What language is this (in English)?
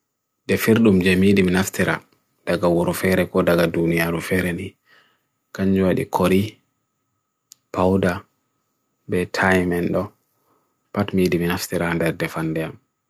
Bagirmi Fulfulde